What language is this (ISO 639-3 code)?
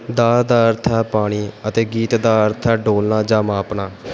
pan